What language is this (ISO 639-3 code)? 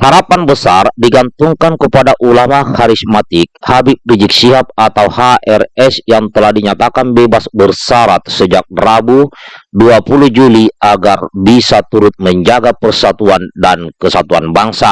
ind